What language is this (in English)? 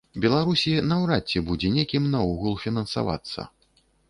Belarusian